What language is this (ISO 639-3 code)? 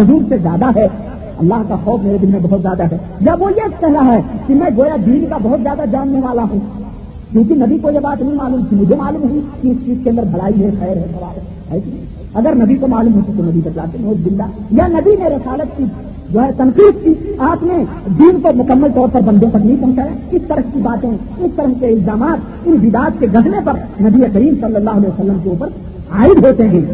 urd